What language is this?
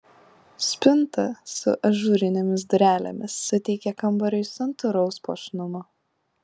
Lithuanian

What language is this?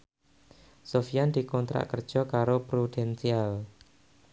Javanese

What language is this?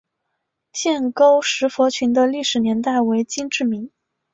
Chinese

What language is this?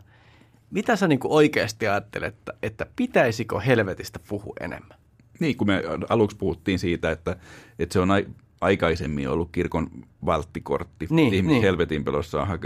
Finnish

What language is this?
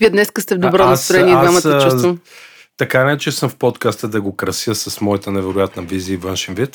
Bulgarian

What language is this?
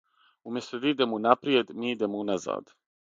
Serbian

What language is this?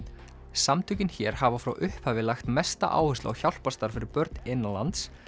Icelandic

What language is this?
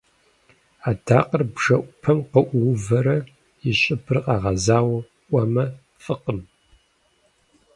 Kabardian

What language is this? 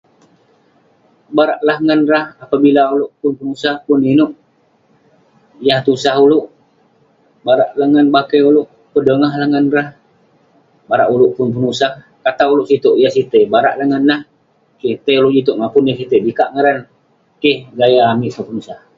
Western Penan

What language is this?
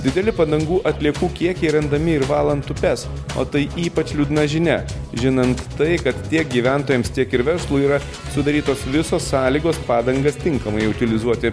Lithuanian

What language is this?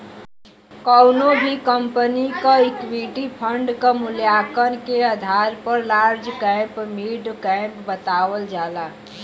Bhojpuri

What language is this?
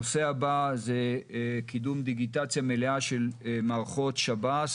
Hebrew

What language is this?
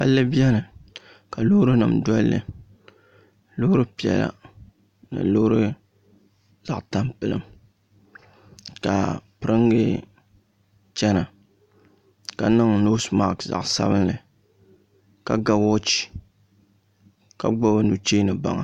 Dagbani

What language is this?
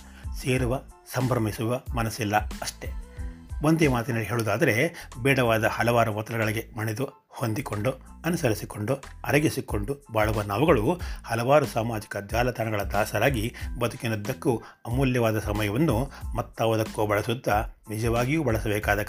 Kannada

